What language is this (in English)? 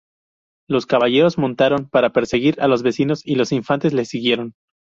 Spanish